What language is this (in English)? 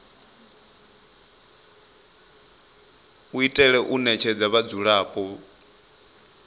Venda